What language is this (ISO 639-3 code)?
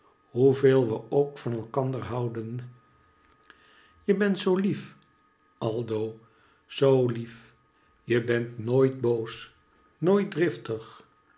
nld